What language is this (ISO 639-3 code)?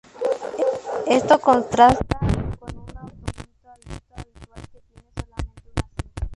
spa